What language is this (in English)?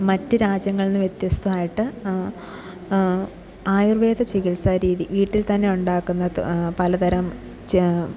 Malayalam